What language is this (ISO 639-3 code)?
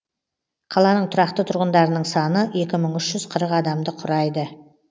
kaz